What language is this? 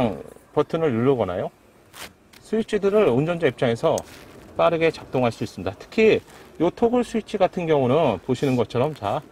Korean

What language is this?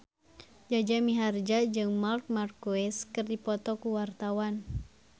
Sundanese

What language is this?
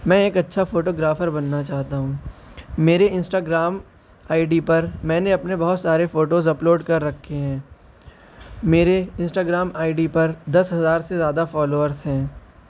Urdu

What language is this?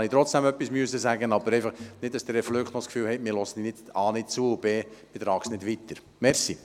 Swiss German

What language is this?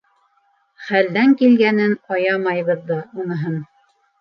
Bashkir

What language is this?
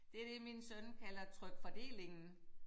Danish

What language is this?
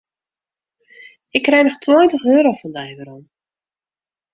Western Frisian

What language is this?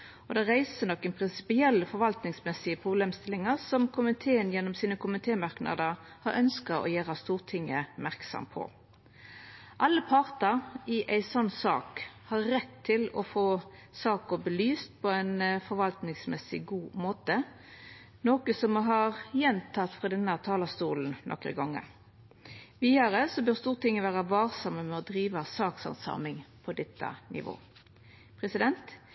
Norwegian Nynorsk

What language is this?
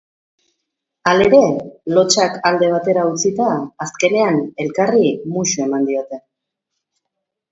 Basque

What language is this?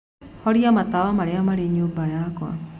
Kikuyu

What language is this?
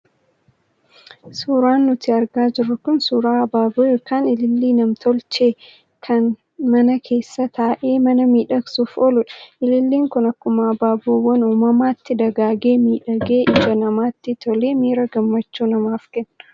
Oromo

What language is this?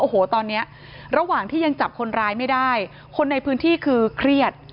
Thai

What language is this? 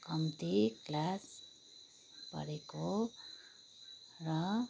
Nepali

